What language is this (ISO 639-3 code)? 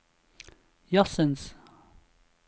nor